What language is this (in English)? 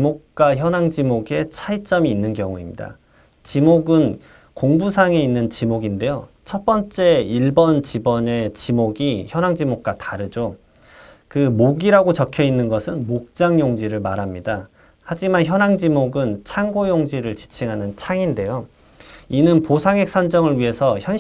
Korean